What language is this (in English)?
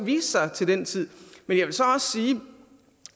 Danish